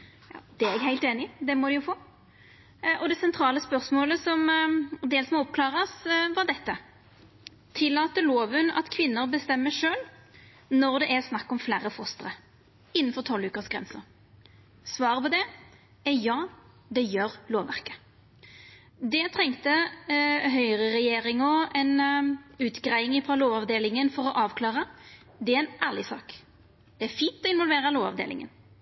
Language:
Norwegian Nynorsk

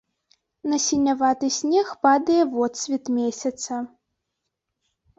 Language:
Belarusian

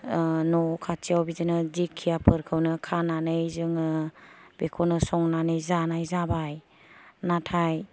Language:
Bodo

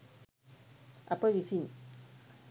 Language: Sinhala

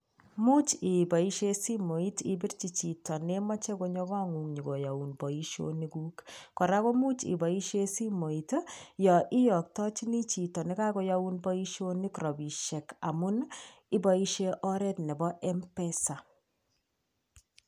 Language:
Kalenjin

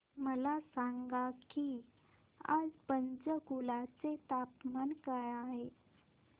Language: Marathi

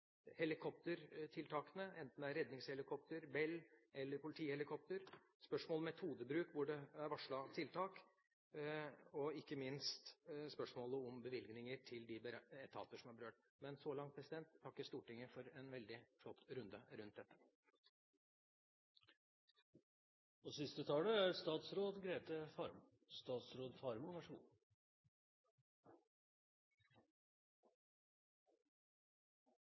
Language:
Norwegian Bokmål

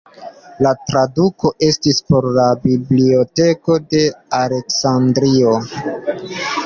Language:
Esperanto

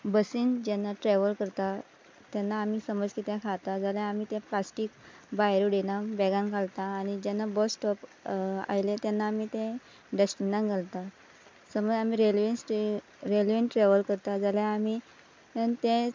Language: Konkani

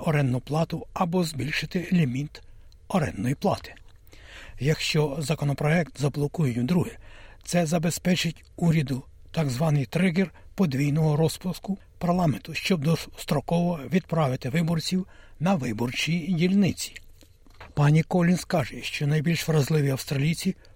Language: Ukrainian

